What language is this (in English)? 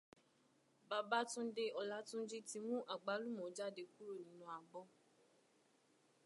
Yoruba